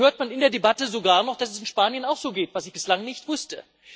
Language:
German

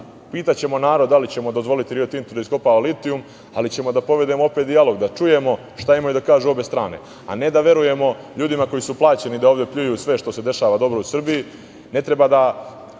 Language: Serbian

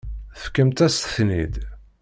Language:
Kabyle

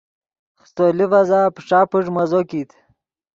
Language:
Yidgha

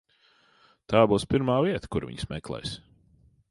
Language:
Latvian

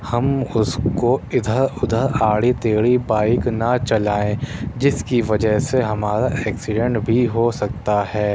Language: Urdu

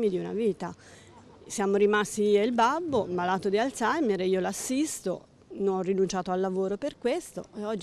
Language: Italian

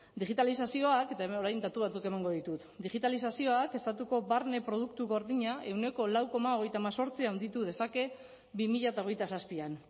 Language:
Basque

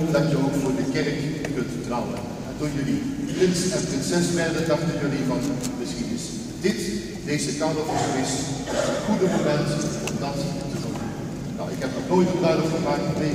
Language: Dutch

